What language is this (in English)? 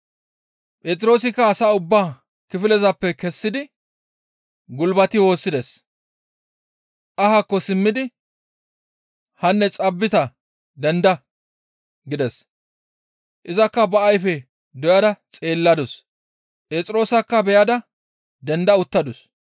Gamo